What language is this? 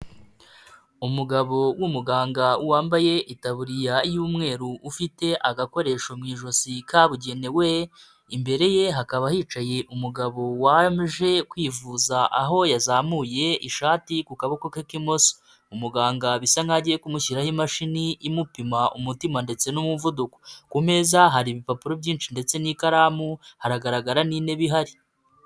Kinyarwanda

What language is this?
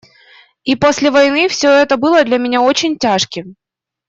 Russian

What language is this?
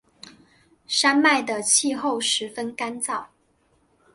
Chinese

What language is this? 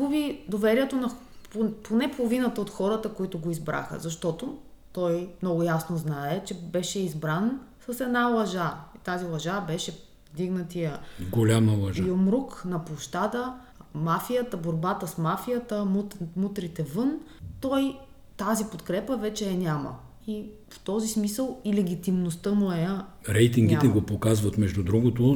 Bulgarian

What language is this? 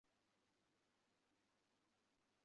Bangla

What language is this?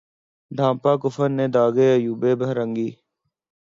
Urdu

